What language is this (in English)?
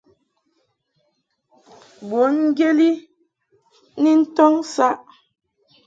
Mungaka